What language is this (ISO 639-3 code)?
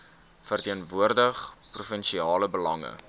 afr